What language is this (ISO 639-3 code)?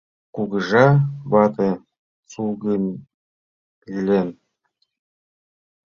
chm